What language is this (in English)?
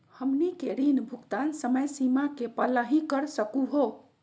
Magahi